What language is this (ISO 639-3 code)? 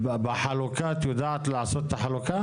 heb